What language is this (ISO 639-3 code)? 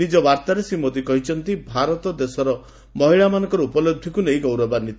ori